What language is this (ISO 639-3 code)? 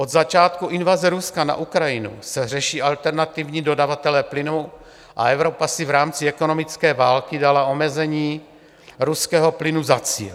ces